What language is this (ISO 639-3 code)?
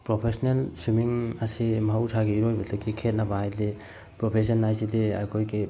mni